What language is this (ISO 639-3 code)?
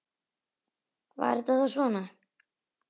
isl